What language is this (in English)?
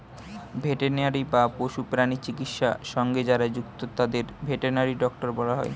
Bangla